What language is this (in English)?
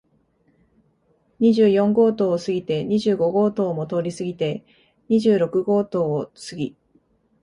Japanese